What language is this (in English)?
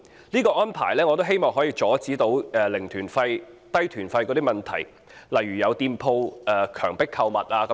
Cantonese